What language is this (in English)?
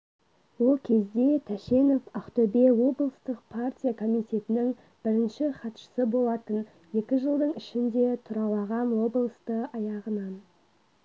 Kazakh